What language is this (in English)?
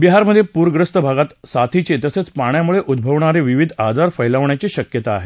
Marathi